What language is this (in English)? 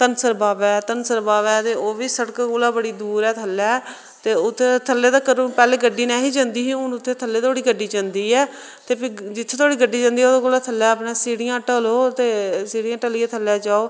Dogri